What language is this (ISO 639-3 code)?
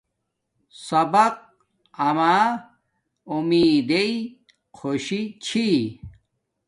dmk